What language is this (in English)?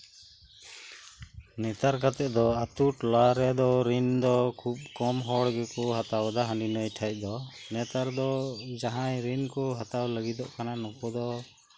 Santali